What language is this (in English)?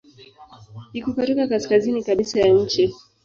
Swahili